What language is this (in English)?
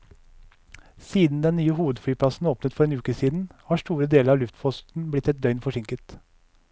Norwegian